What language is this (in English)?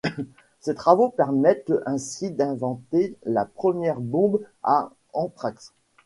French